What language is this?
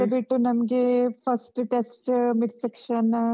Kannada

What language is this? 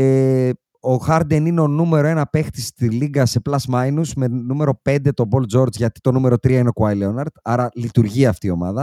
Greek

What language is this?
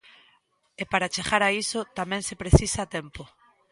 Galician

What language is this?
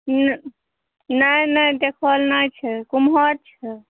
Maithili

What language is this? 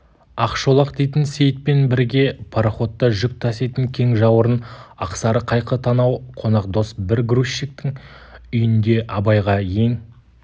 Kazakh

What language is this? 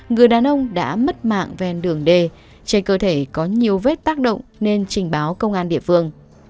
Vietnamese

